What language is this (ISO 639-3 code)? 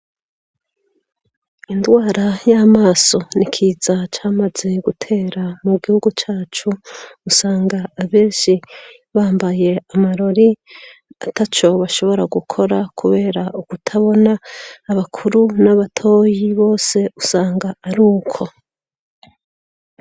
run